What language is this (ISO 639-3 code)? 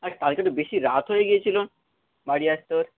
ben